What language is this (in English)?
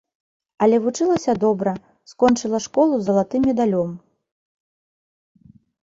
Belarusian